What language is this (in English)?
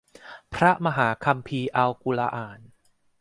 Thai